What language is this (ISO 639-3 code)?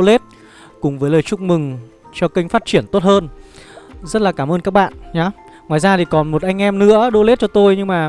vie